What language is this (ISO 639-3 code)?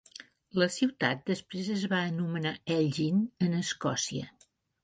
cat